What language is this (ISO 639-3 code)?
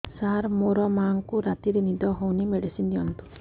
ori